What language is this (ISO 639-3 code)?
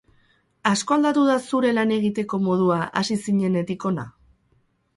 eus